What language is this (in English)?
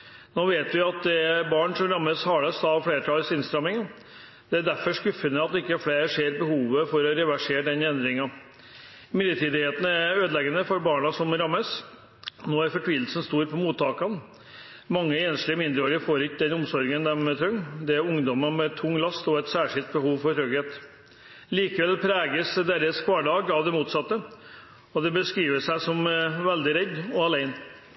Norwegian Bokmål